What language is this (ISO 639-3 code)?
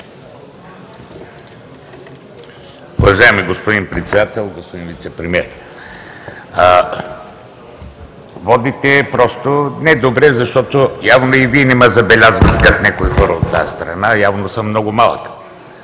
bul